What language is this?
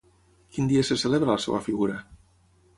Catalan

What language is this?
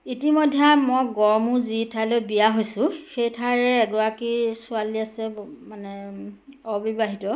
Assamese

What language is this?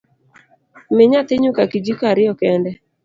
Luo (Kenya and Tanzania)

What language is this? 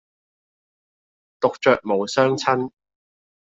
Cantonese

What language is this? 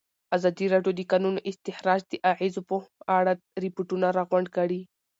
Pashto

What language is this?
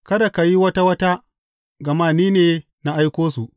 Hausa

